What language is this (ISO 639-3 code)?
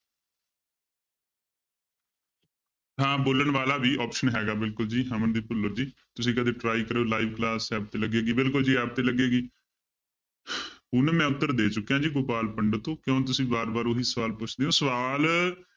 pan